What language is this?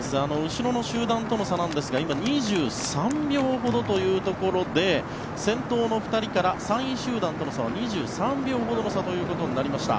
Japanese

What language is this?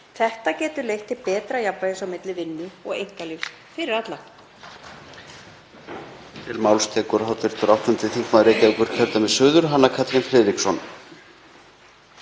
Icelandic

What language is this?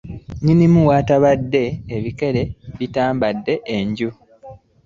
Ganda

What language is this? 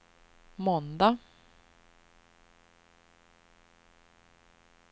Swedish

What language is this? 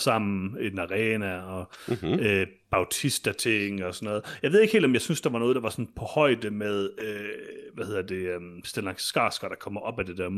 Danish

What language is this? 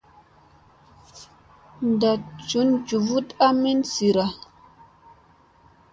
Musey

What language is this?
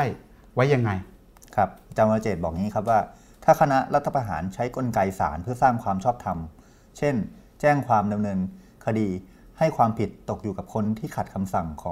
Thai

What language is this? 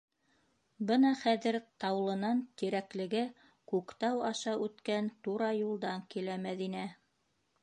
Bashkir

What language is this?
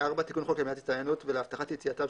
Hebrew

